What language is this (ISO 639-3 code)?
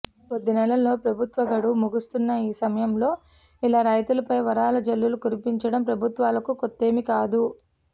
tel